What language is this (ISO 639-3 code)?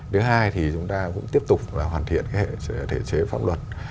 vie